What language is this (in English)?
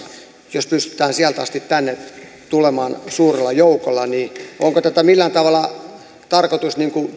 Finnish